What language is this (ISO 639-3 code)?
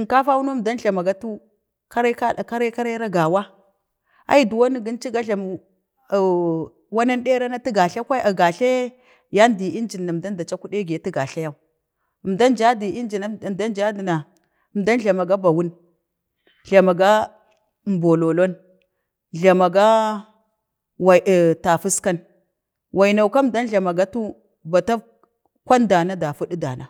bde